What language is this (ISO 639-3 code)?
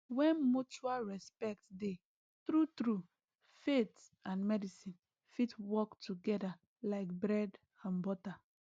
pcm